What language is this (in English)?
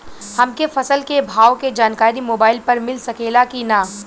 Bhojpuri